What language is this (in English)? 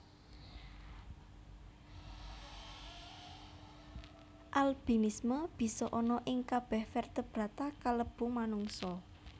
Javanese